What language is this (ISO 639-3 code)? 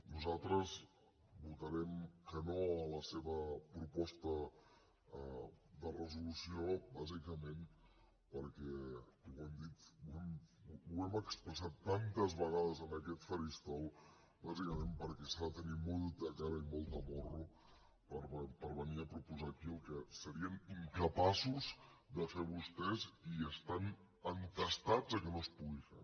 cat